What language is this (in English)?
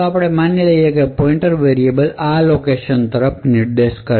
Gujarati